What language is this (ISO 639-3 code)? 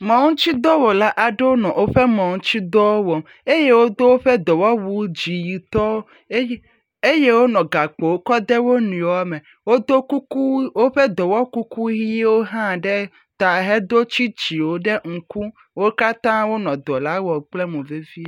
ewe